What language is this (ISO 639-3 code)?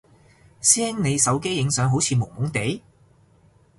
yue